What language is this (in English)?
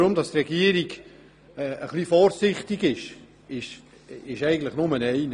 Swiss German